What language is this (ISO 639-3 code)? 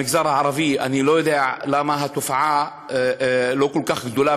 heb